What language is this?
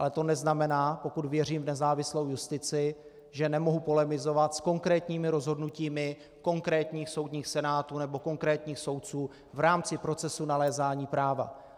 Czech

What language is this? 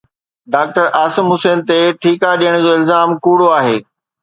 Sindhi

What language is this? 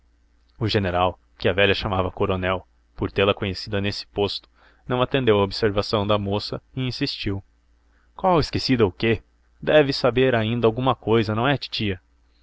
Portuguese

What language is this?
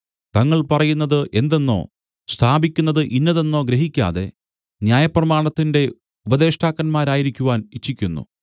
Malayalam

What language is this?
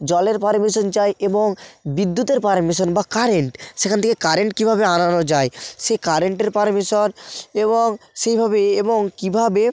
Bangla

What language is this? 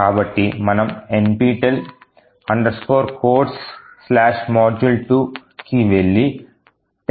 Telugu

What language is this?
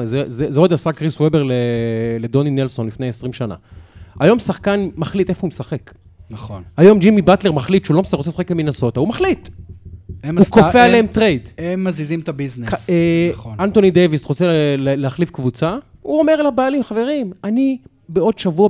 Hebrew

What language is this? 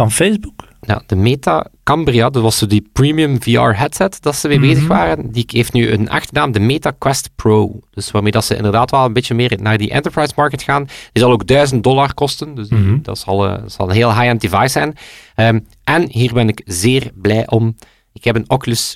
Dutch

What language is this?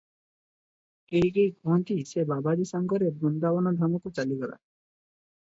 Odia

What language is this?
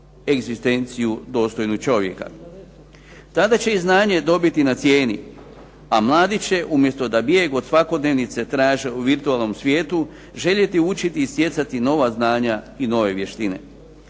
Croatian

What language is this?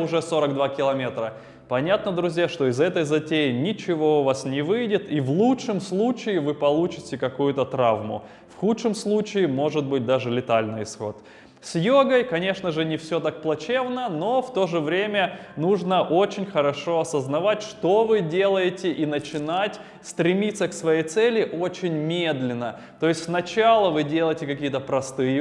Russian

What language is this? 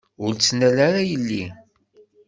Kabyle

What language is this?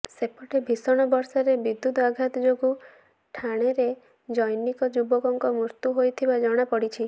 Odia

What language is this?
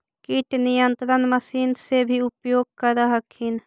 Magahi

